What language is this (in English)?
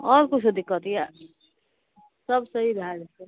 Maithili